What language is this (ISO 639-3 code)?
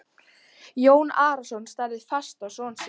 isl